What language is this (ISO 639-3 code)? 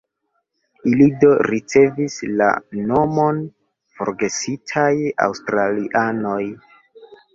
epo